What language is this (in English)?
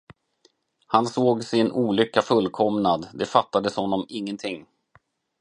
Swedish